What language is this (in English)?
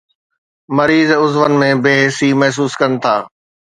Sindhi